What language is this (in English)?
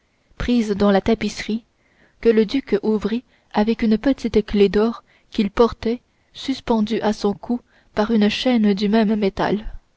French